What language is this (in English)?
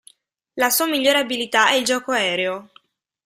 Italian